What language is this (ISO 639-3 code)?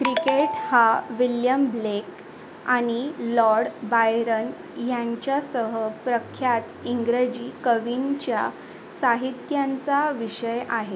mar